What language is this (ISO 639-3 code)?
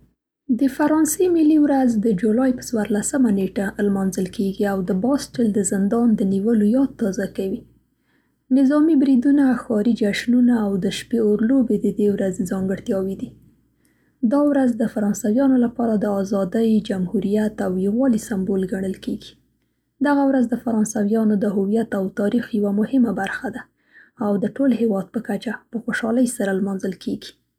pst